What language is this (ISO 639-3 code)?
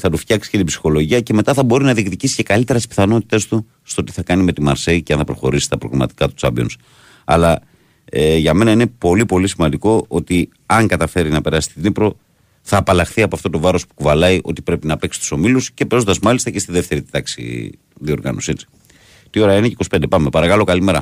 ell